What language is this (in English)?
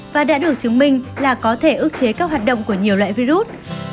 Vietnamese